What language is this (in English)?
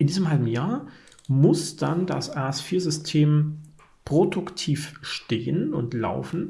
German